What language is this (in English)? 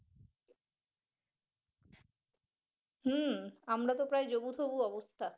Bangla